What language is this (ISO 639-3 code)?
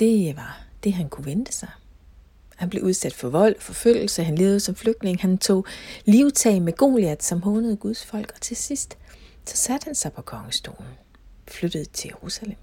dan